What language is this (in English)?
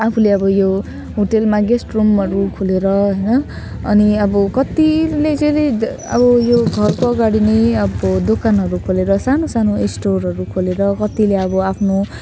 Nepali